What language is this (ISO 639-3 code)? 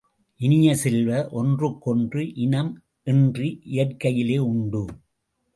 tam